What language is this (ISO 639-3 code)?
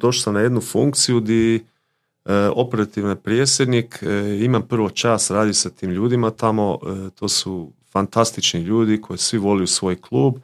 hrv